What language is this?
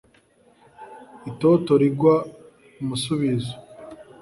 Kinyarwanda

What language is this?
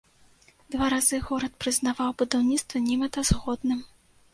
Belarusian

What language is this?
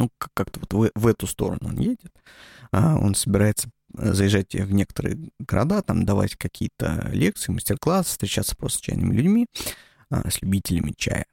Russian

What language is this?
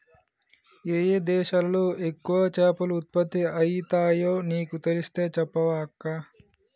Telugu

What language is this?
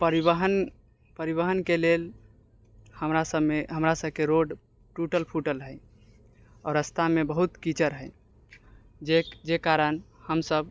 Maithili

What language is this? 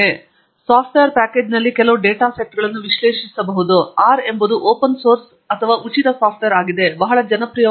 Kannada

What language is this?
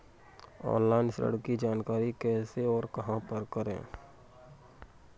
Hindi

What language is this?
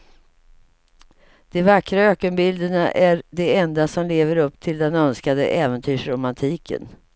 Swedish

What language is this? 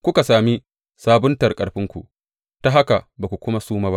Hausa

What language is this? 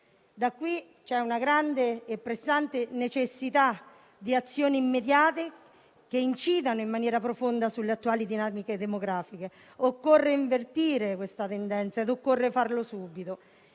Italian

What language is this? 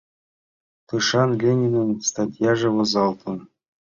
Mari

